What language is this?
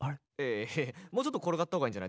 Japanese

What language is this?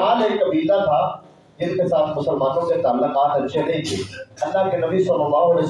Urdu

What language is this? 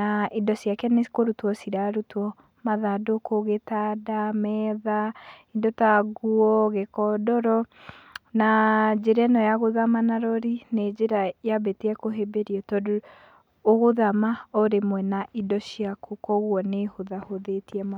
Kikuyu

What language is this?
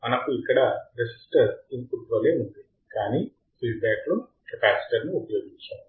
Telugu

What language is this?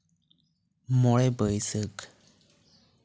Santali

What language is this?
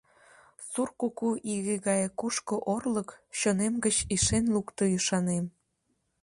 Mari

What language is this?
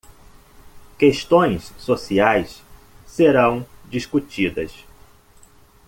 Portuguese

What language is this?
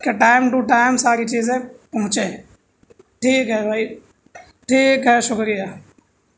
Urdu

